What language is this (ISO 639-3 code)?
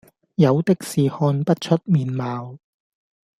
yue